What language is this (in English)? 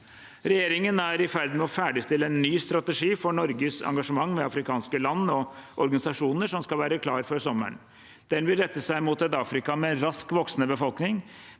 Norwegian